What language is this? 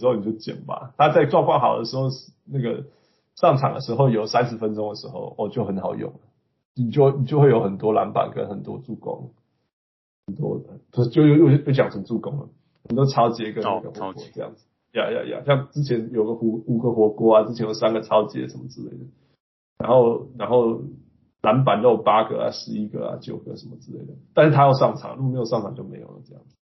Chinese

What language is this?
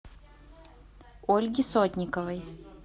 Russian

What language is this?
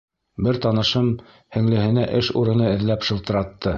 Bashkir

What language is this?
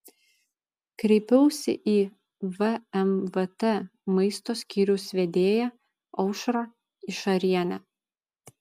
Lithuanian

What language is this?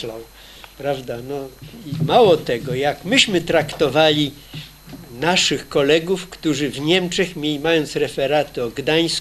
Polish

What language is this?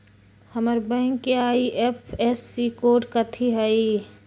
Magahi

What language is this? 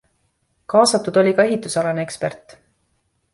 Estonian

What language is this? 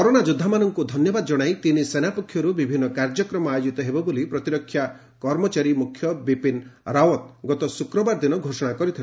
Odia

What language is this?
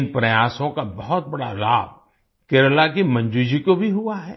Hindi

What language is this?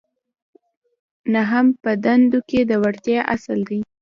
Pashto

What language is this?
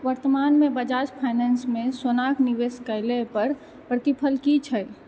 Maithili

